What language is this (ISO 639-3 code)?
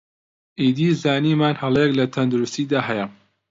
ckb